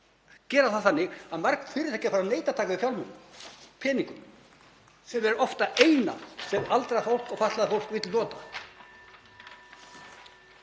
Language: Icelandic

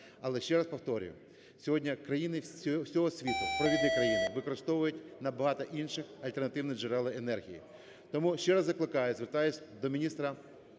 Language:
Ukrainian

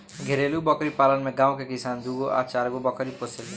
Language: Bhojpuri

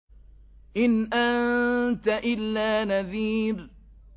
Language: Arabic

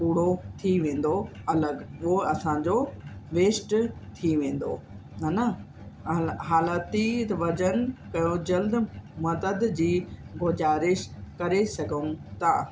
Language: Sindhi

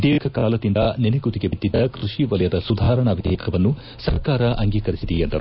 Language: Kannada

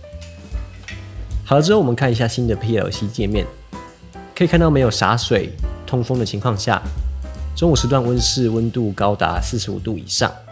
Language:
Chinese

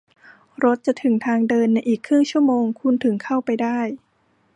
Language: Thai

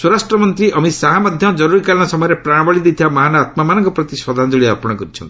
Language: Odia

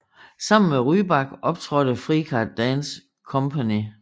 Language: Danish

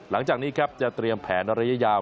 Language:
Thai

